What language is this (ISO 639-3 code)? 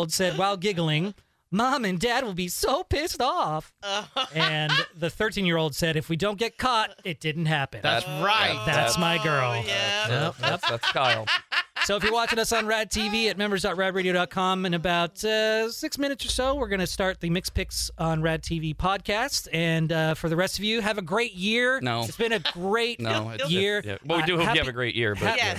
eng